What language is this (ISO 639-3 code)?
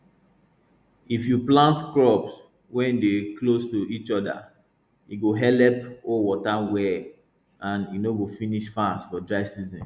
pcm